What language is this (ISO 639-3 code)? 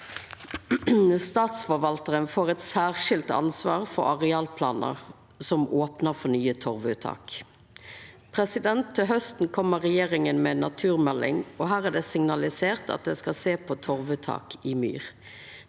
nor